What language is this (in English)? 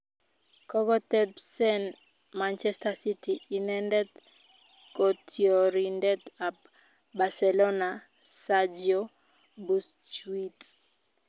Kalenjin